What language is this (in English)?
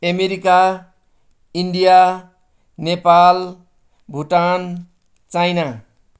Nepali